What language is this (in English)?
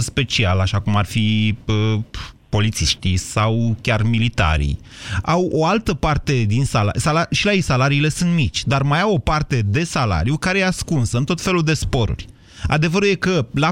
Romanian